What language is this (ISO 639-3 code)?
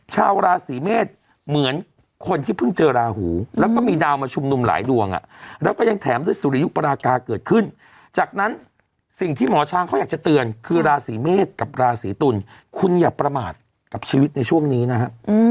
tha